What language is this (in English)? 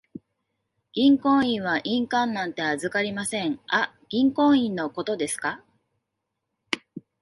Japanese